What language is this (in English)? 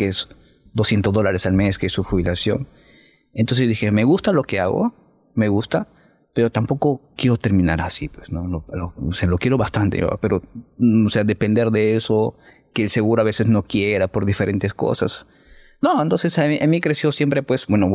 Spanish